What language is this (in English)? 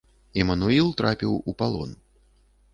Belarusian